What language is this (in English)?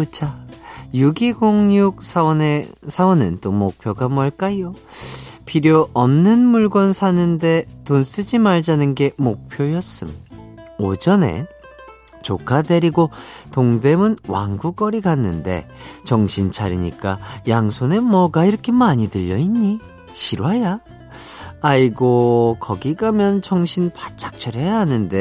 Korean